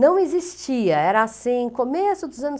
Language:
Portuguese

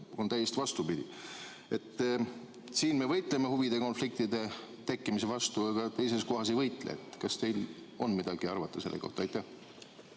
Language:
Estonian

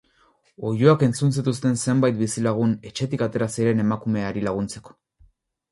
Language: Basque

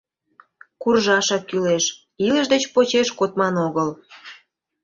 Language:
Mari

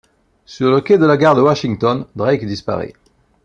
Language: French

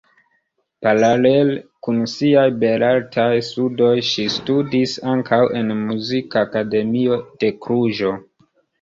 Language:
Esperanto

